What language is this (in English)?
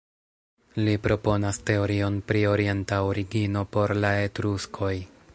Esperanto